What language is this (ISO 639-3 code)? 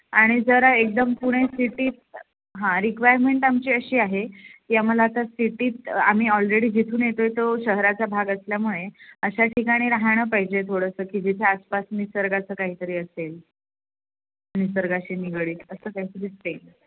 mar